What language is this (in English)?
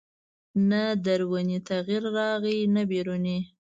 Pashto